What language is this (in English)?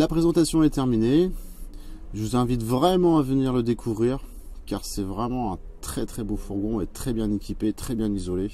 French